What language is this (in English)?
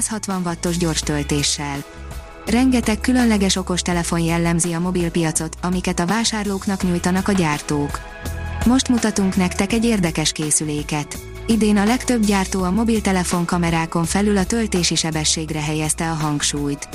Hungarian